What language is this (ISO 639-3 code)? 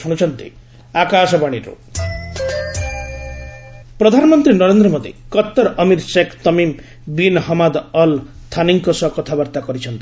ori